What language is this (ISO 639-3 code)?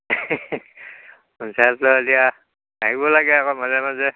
asm